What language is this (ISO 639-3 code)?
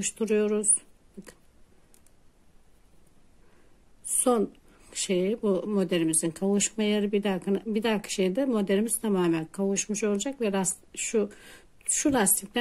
tur